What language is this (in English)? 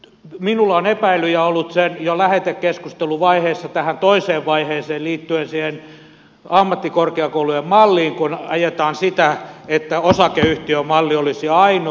Finnish